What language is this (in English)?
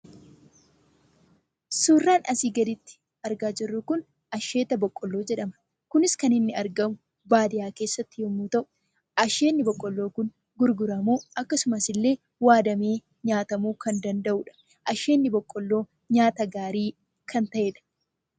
Oromo